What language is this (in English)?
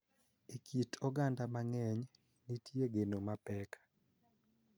Luo (Kenya and Tanzania)